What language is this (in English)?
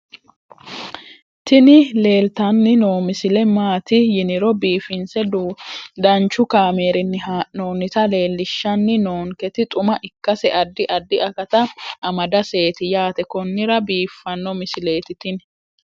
Sidamo